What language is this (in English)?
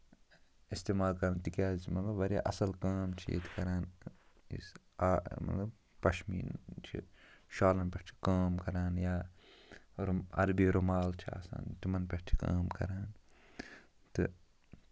Kashmiri